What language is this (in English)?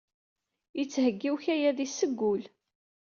Kabyle